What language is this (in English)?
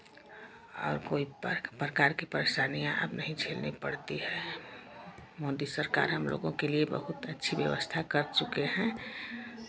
Hindi